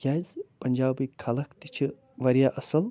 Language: Kashmiri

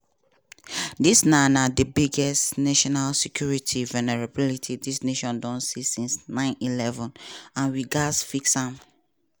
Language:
Nigerian Pidgin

